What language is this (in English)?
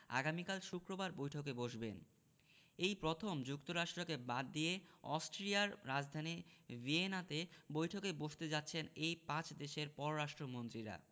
Bangla